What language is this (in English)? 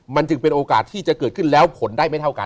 Thai